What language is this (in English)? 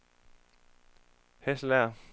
Danish